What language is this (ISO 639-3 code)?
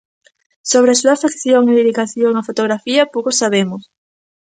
glg